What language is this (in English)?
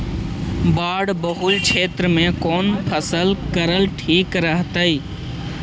Magahi